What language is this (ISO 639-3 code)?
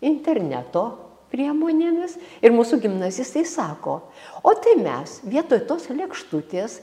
lit